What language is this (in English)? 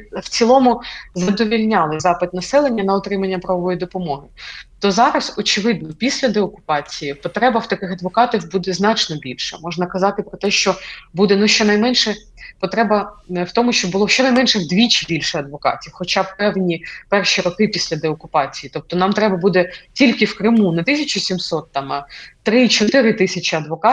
Ukrainian